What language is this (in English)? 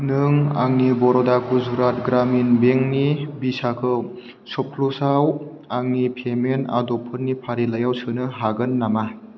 Bodo